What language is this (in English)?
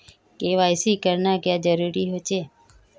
Magahi